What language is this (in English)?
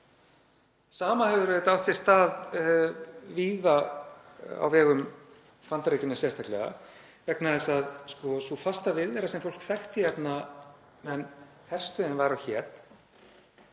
Icelandic